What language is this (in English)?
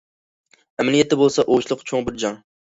Uyghur